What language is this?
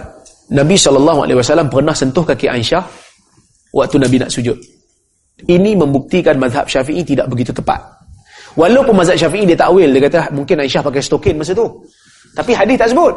Malay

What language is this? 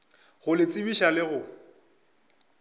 Northern Sotho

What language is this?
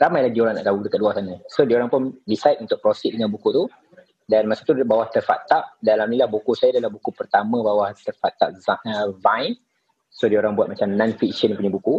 Malay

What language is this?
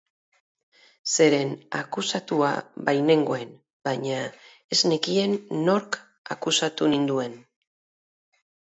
Basque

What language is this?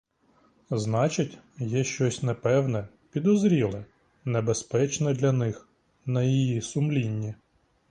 Ukrainian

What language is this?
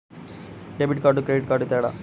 Telugu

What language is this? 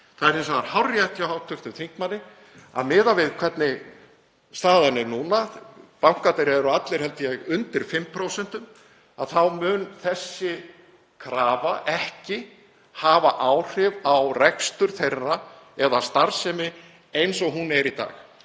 Icelandic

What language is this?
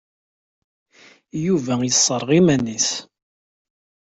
Kabyle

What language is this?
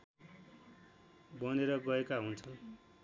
Nepali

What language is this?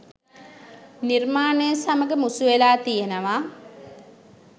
Sinhala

